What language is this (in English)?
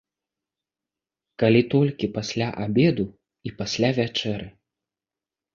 Belarusian